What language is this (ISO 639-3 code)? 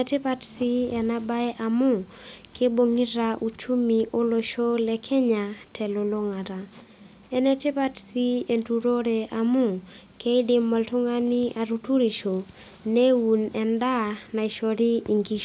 mas